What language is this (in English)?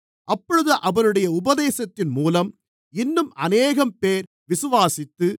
Tamil